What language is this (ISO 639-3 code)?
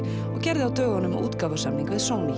isl